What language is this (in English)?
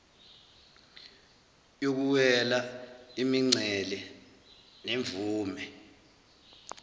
Zulu